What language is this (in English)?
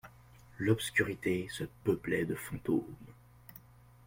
French